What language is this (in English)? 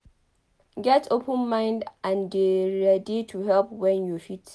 Nigerian Pidgin